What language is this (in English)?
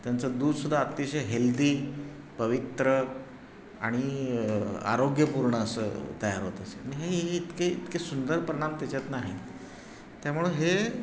Marathi